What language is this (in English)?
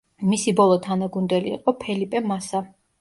Georgian